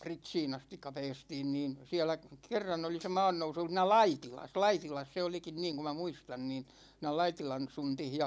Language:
Finnish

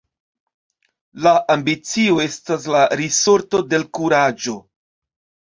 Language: Esperanto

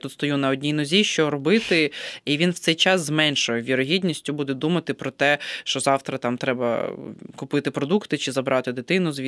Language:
Ukrainian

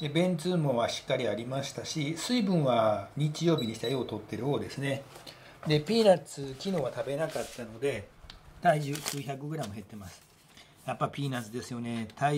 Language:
Japanese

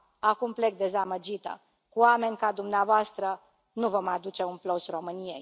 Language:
Romanian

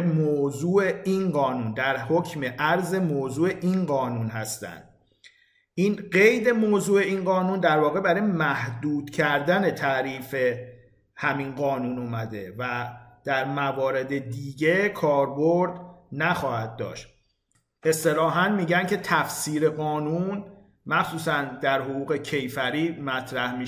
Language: Persian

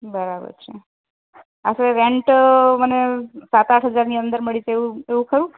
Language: Gujarati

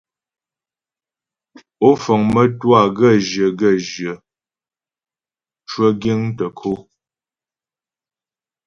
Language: Ghomala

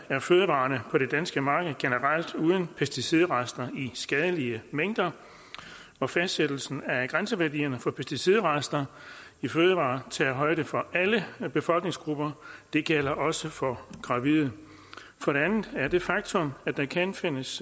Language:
Danish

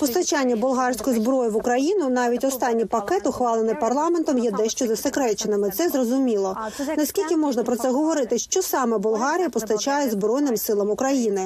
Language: Ukrainian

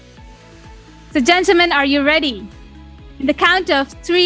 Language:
Indonesian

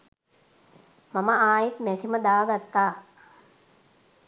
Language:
Sinhala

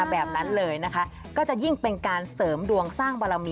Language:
Thai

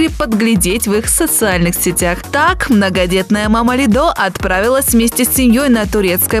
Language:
Russian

